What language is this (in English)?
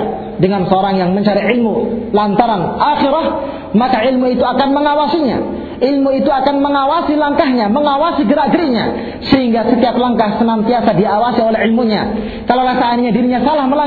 Malay